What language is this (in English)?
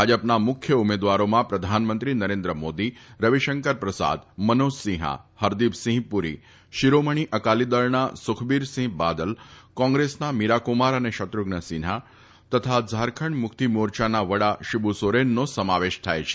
Gujarati